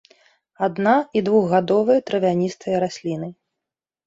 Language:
Belarusian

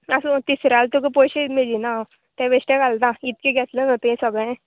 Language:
Konkani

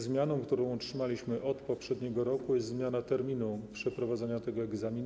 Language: Polish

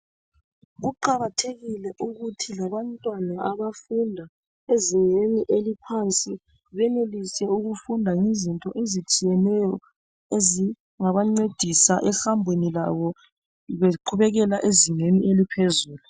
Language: North Ndebele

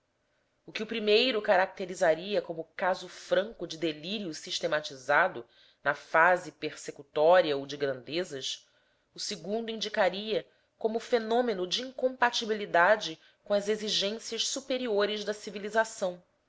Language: Portuguese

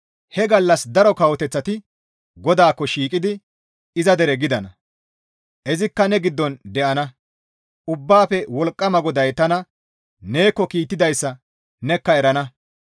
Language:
Gamo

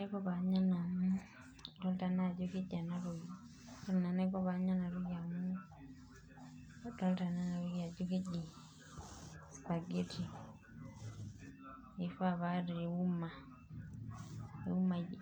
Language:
Masai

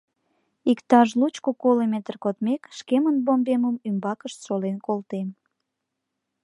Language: Mari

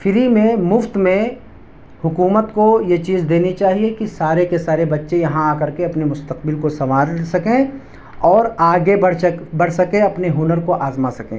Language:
Urdu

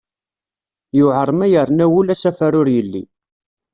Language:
Kabyle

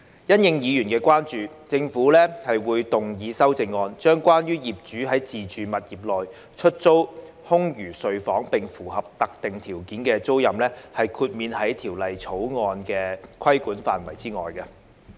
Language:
Cantonese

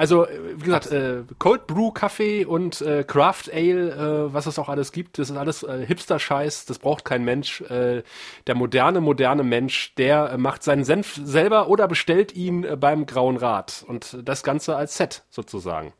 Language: German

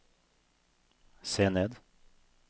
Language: Norwegian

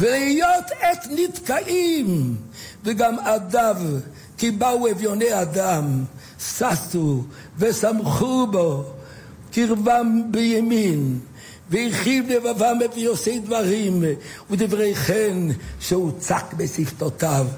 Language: Hebrew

